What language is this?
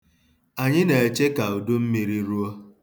Igbo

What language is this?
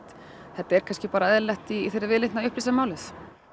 Icelandic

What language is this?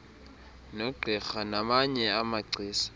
Xhosa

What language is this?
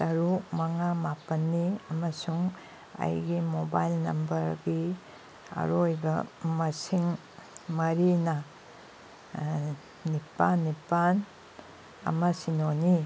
Manipuri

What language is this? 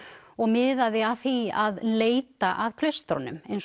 Icelandic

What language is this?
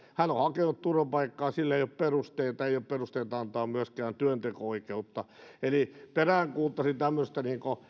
Finnish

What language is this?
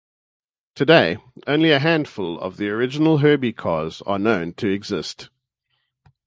English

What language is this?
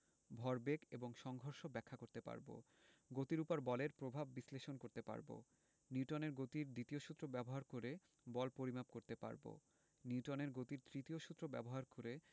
Bangla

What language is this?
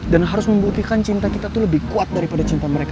Indonesian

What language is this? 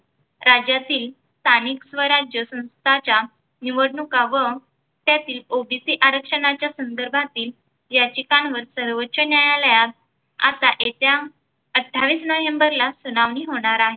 Marathi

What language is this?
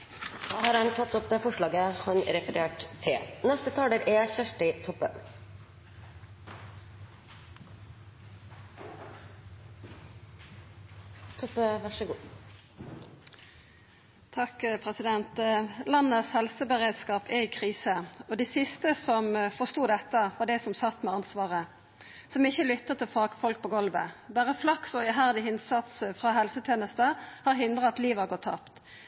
Norwegian Nynorsk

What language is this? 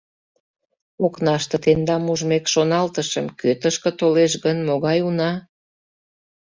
Mari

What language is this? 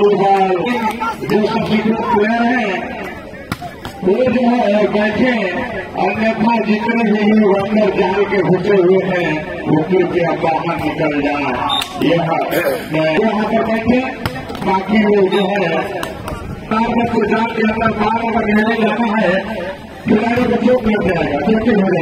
Arabic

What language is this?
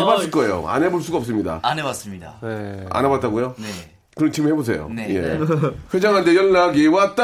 Korean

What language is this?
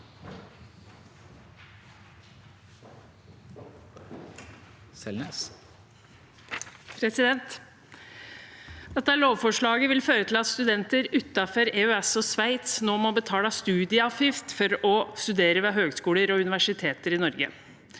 Norwegian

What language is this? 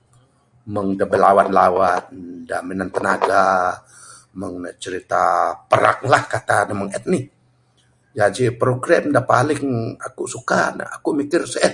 Bukar-Sadung Bidayuh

